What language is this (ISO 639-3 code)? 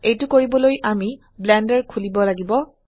asm